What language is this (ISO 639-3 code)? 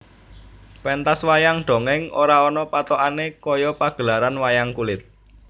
jav